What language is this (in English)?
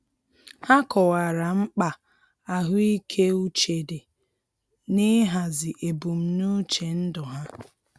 Igbo